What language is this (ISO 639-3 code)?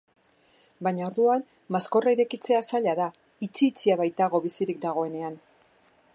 eus